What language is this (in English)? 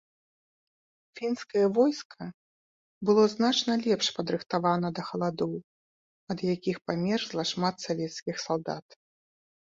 Belarusian